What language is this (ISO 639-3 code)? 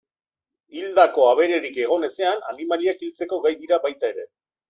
eus